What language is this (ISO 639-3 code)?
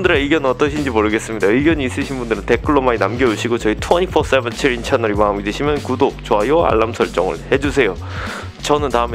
kor